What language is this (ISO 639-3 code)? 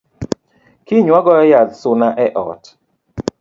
luo